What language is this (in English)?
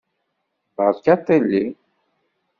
Kabyle